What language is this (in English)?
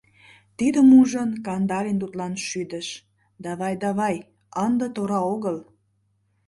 Mari